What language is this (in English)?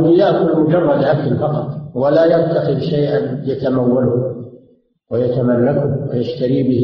Arabic